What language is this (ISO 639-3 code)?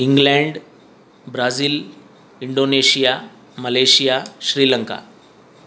san